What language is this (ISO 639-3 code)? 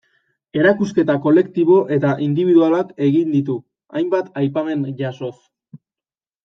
eus